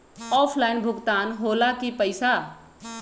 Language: Magahi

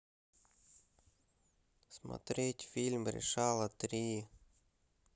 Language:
Russian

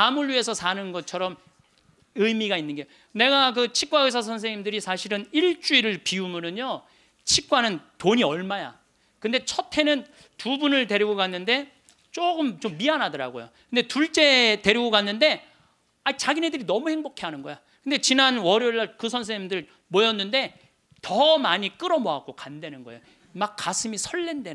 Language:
Korean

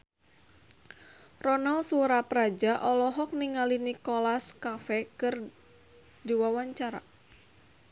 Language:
Sundanese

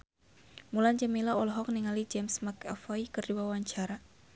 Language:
Sundanese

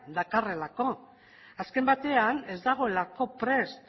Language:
Basque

